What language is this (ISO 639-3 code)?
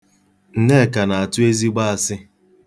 ibo